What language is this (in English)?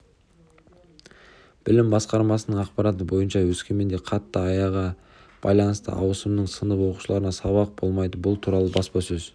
Kazakh